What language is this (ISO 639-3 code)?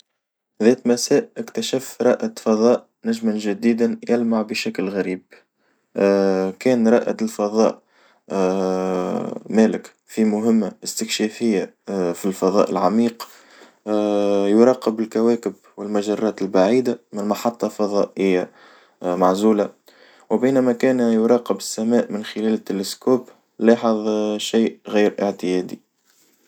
aeb